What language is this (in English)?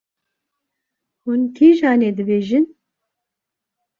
Kurdish